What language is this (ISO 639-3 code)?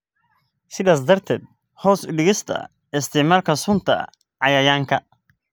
som